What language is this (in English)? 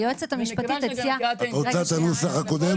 Hebrew